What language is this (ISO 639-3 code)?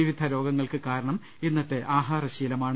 mal